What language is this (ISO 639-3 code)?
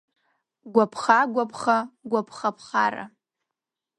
abk